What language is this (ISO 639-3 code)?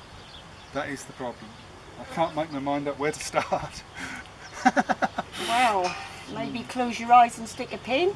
eng